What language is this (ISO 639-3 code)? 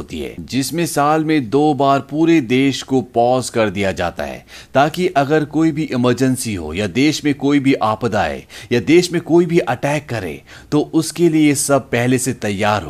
hin